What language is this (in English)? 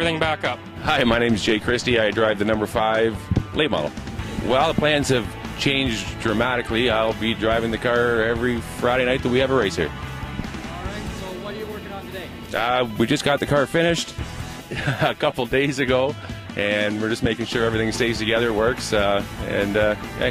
English